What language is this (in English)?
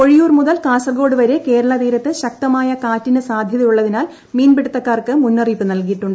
Malayalam